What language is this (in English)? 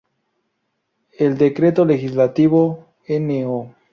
Spanish